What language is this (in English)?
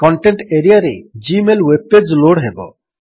Odia